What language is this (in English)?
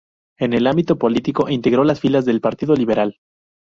Spanish